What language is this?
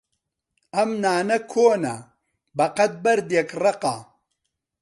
Central Kurdish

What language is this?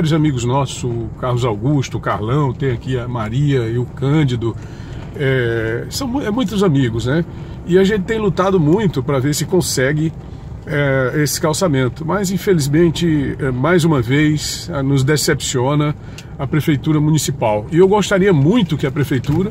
Portuguese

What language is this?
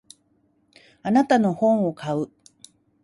Japanese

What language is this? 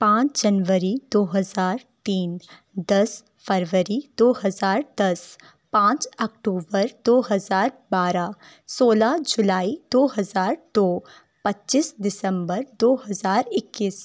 Urdu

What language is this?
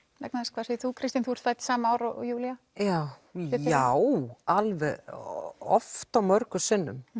Icelandic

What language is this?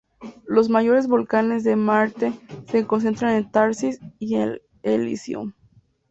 Spanish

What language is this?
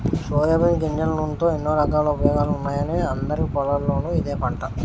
Telugu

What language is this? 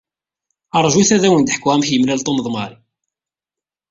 Kabyle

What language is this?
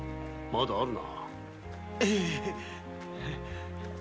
Japanese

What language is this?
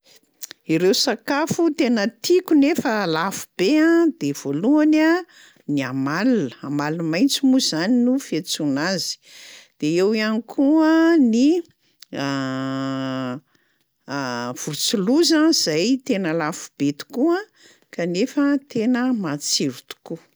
Malagasy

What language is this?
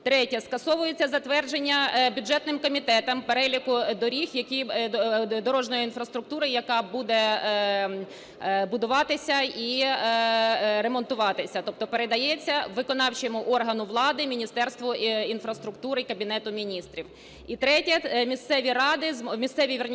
Ukrainian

